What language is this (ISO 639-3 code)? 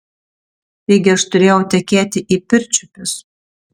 lit